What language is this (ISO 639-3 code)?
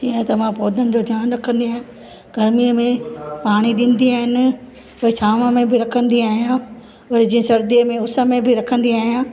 snd